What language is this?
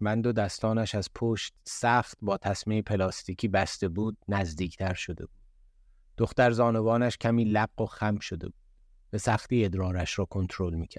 Persian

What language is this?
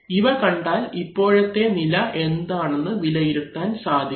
Malayalam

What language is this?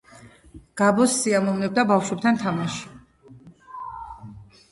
Georgian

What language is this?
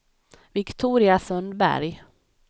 Swedish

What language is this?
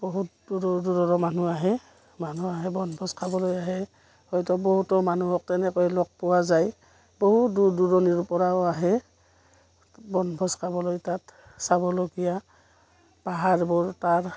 Assamese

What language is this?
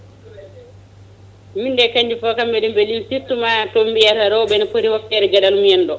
Fula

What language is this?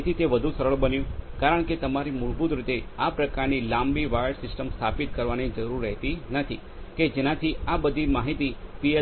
Gujarati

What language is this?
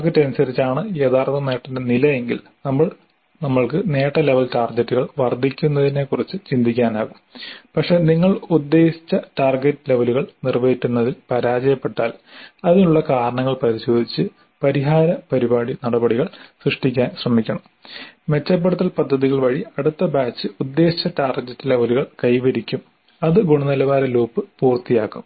Malayalam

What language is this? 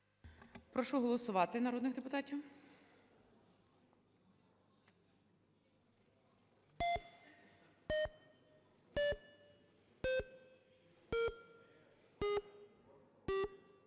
Ukrainian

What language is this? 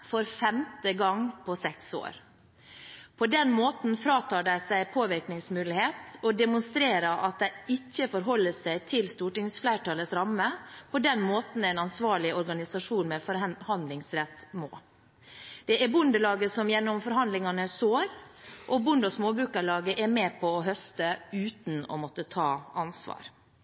Norwegian Bokmål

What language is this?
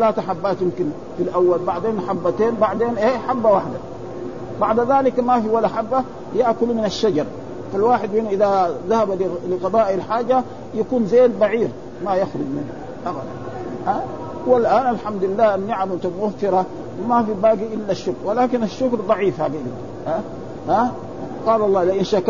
Arabic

